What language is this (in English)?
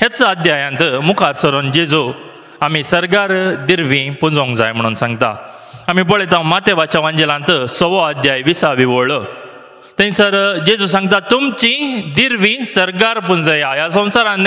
Marathi